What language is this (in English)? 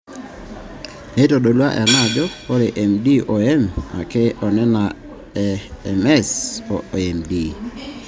Masai